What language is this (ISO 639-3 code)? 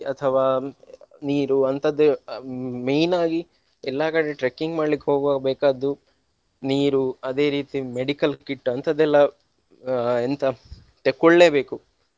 kan